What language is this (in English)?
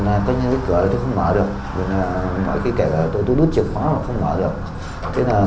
Vietnamese